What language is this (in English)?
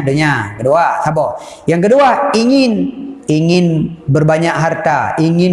Malay